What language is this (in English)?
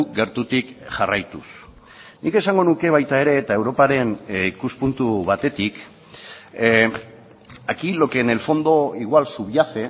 Basque